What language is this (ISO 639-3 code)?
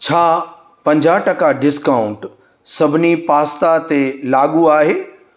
snd